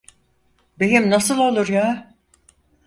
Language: Turkish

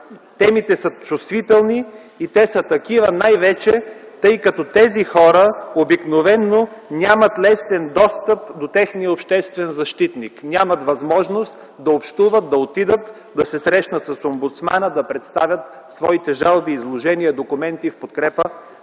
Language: Bulgarian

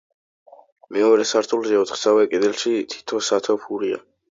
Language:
Georgian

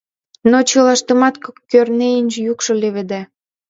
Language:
Mari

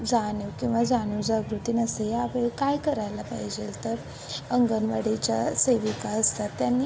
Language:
Marathi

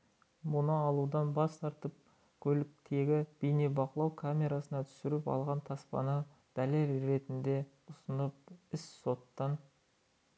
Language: Kazakh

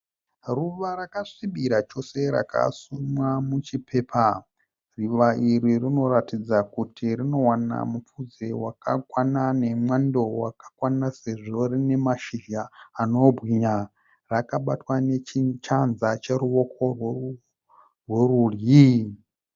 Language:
Shona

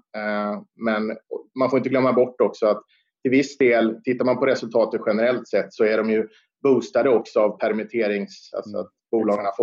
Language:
Swedish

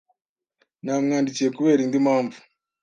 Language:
Kinyarwanda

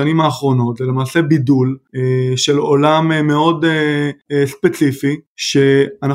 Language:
Hebrew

